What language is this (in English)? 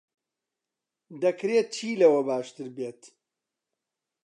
Central Kurdish